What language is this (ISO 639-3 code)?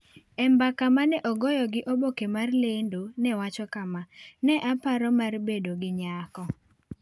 luo